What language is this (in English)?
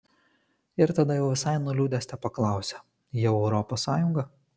Lithuanian